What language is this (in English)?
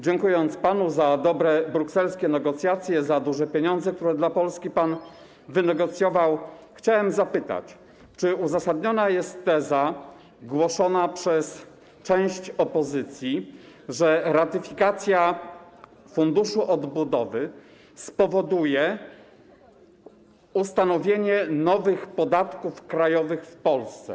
Polish